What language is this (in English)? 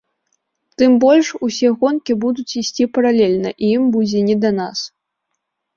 Belarusian